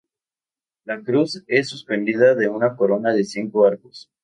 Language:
Spanish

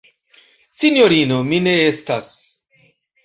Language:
Esperanto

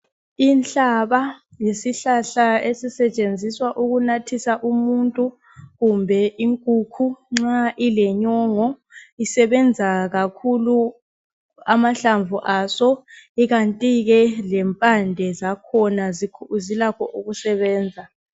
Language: North Ndebele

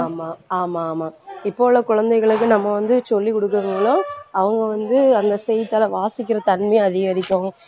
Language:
Tamil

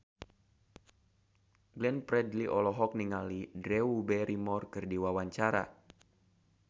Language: Sundanese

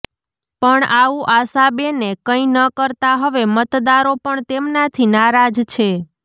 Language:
Gujarati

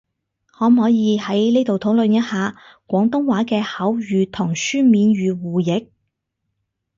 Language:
Cantonese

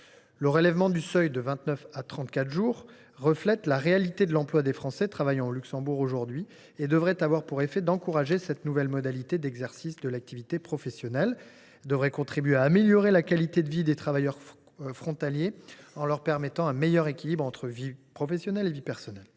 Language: French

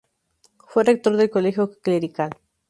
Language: Spanish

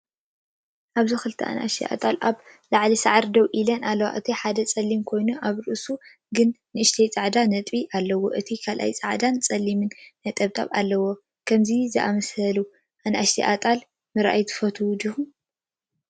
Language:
Tigrinya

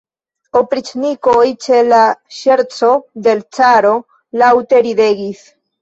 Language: Esperanto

